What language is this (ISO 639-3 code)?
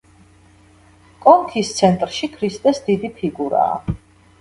kat